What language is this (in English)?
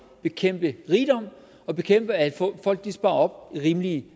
Danish